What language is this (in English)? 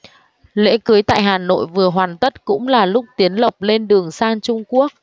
Vietnamese